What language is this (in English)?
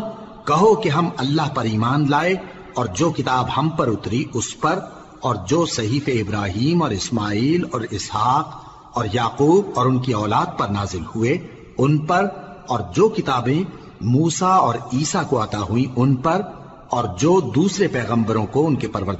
Urdu